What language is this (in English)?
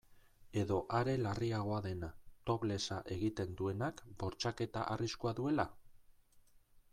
Basque